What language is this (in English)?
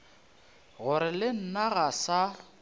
Northern Sotho